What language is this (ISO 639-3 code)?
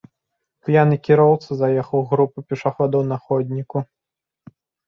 bel